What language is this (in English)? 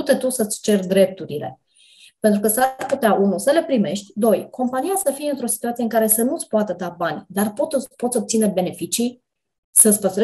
Romanian